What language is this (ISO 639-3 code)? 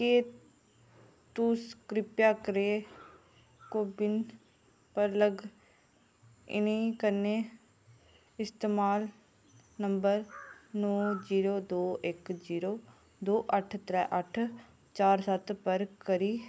doi